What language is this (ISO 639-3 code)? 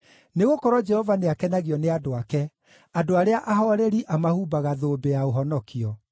kik